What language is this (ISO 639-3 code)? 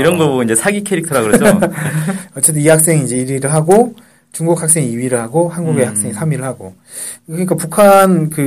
kor